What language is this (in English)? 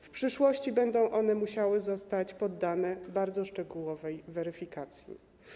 Polish